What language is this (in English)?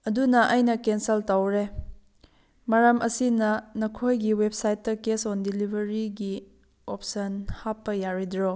Manipuri